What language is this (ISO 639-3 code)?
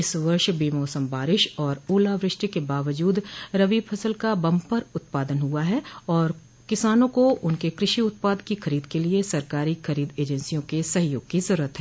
hin